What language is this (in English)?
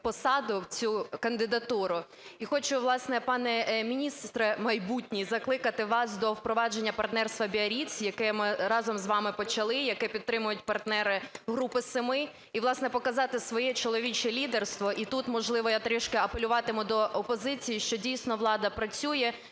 Ukrainian